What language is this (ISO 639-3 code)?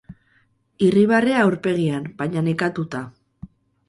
eus